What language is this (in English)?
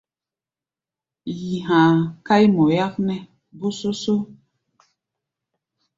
Gbaya